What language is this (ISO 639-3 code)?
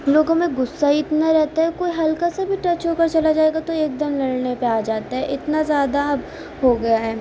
urd